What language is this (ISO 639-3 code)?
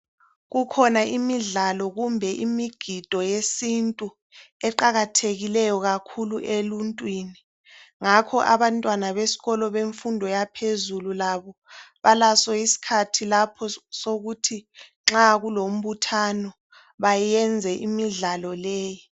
nde